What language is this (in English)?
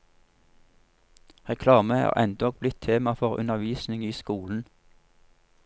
Norwegian